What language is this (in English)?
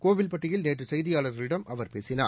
Tamil